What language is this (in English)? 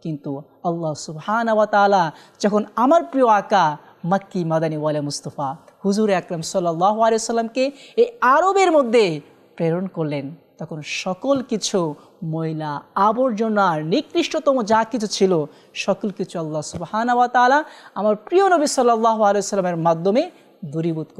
Arabic